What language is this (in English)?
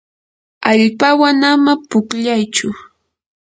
Yanahuanca Pasco Quechua